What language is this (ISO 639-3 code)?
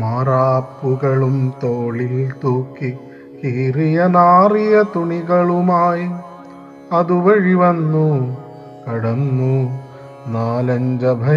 mal